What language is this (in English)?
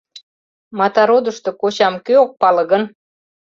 Mari